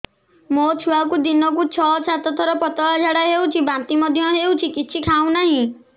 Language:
Odia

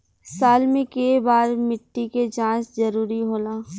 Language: Bhojpuri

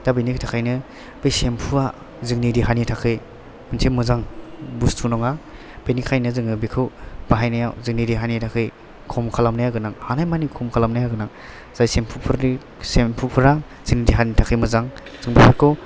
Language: Bodo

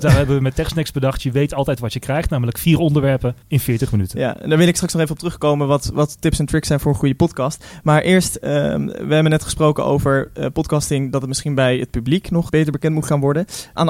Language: Dutch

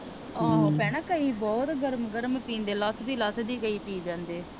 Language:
Punjabi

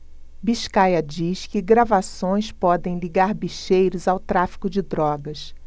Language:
Portuguese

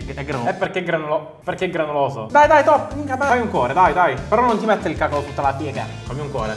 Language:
Italian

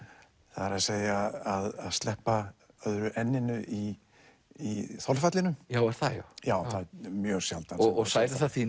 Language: Icelandic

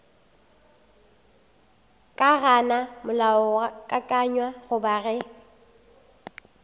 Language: Northern Sotho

